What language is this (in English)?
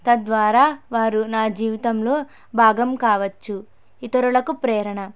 Telugu